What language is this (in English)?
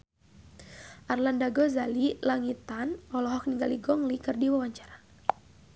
Sundanese